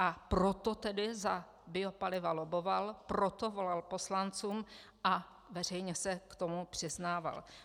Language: Czech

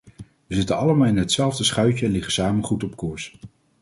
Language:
Dutch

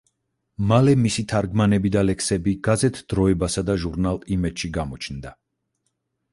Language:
Georgian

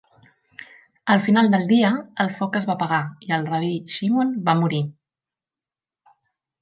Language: Catalan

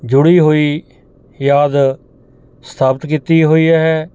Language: Punjabi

